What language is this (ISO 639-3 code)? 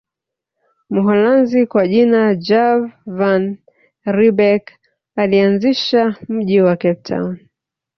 swa